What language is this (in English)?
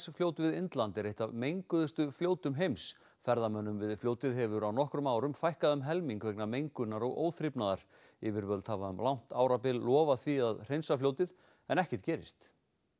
Icelandic